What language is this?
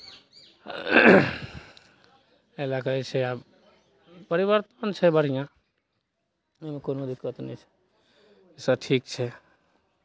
Maithili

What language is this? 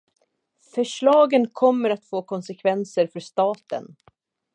Swedish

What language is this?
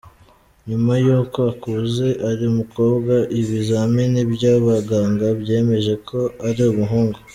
Kinyarwanda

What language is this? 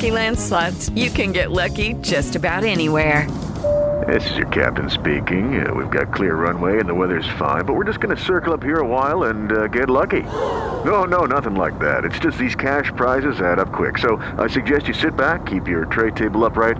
English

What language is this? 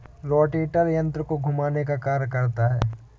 Hindi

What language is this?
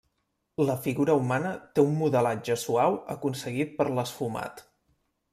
Catalan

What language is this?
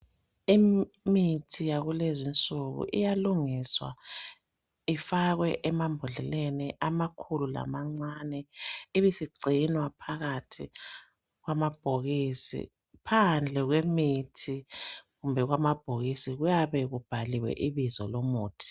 North Ndebele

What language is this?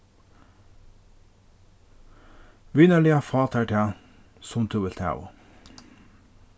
Faroese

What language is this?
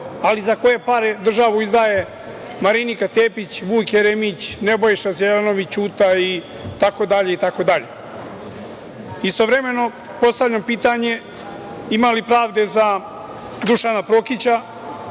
Serbian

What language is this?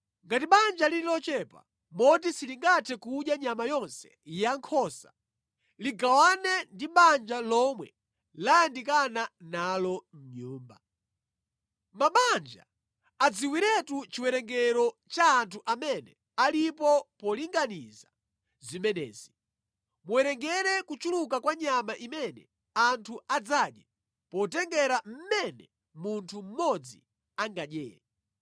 Nyanja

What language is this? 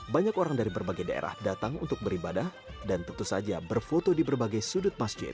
Indonesian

